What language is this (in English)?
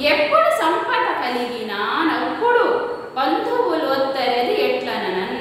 Indonesian